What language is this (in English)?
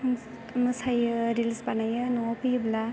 Bodo